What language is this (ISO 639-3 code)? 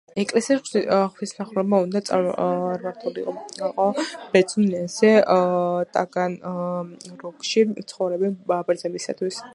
kat